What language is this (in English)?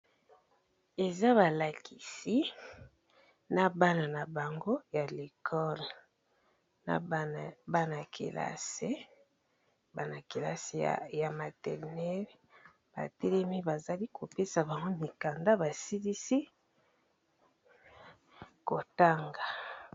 Lingala